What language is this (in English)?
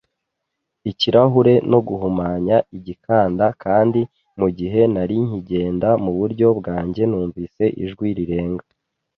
Kinyarwanda